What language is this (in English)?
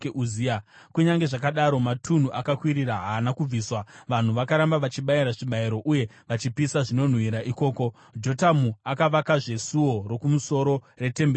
Shona